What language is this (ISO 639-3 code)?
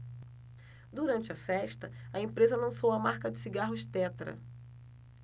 por